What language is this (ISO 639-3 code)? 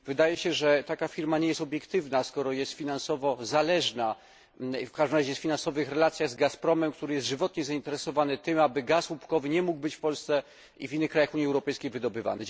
pol